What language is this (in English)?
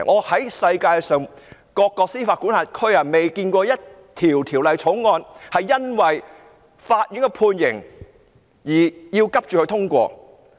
Cantonese